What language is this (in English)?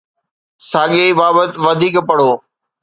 Sindhi